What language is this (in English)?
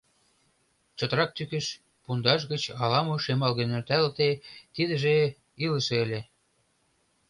Mari